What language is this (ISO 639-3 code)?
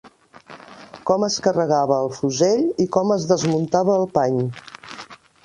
cat